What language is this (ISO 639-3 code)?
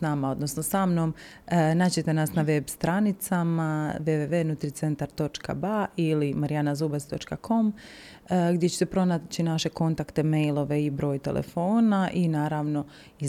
hrv